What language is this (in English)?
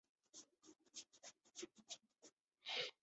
Chinese